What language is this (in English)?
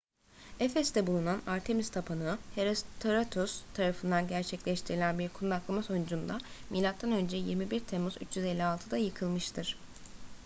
Turkish